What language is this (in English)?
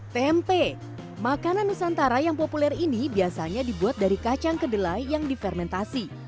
Indonesian